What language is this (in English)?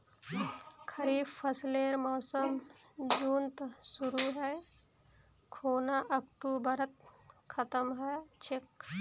Magahi